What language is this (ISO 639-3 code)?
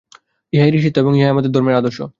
ben